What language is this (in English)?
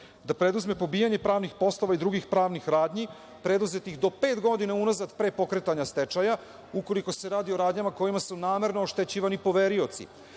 Serbian